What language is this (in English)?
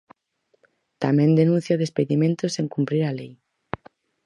Galician